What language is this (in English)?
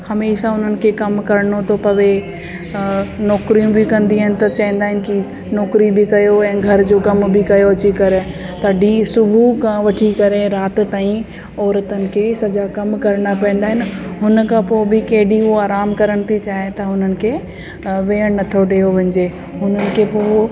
Sindhi